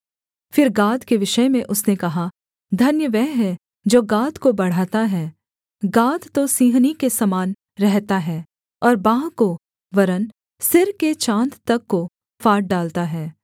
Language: Hindi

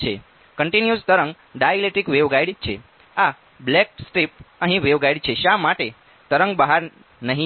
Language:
Gujarati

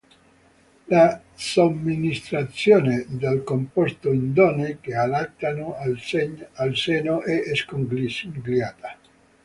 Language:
Italian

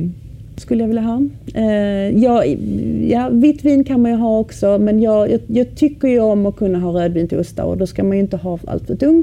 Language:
Swedish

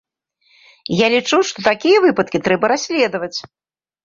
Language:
Belarusian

